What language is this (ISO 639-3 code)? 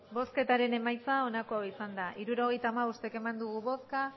eus